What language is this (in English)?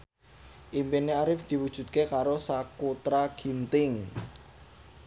Javanese